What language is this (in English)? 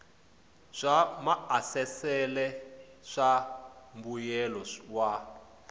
Tsonga